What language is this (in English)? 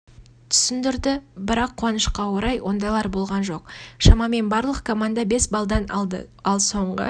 Kazakh